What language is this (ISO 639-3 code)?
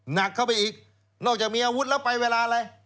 tha